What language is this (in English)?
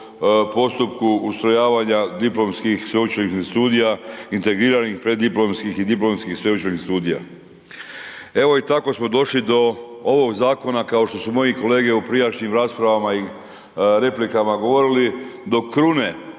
Croatian